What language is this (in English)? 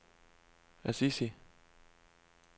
Danish